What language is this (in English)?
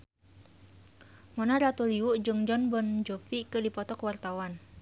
Sundanese